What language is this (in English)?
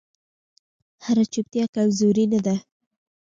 Pashto